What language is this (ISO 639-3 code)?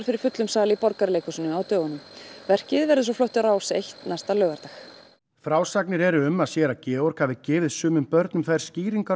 isl